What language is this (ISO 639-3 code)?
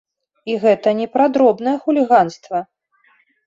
bel